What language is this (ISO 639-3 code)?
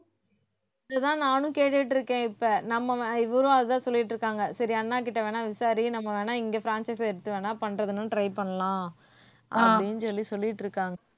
tam